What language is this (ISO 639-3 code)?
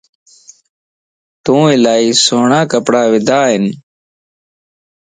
lss